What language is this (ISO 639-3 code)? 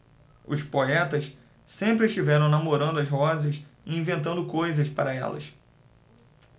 por